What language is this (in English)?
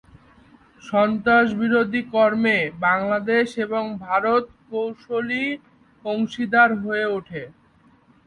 Bangla